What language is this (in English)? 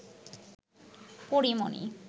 Bangla